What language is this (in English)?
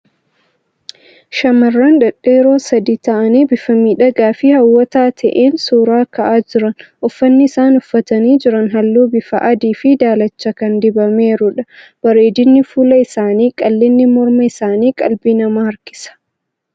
Oromo